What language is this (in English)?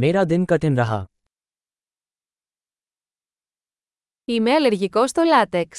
Greek